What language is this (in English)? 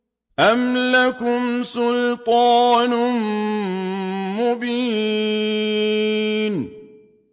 Arabic